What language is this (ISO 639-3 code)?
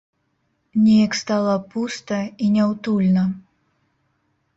bel